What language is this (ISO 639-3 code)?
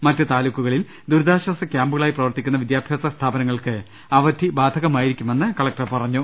mal